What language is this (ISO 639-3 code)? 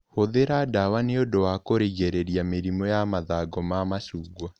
kik